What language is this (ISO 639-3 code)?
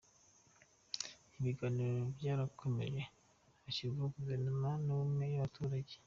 kin